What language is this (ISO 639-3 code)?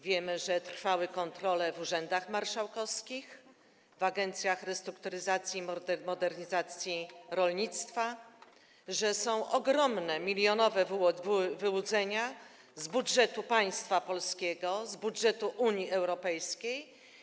pol